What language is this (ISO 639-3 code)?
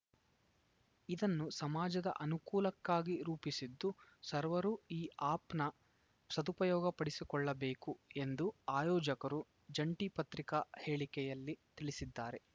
kan